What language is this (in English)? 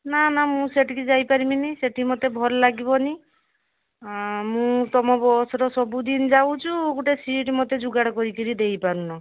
Odia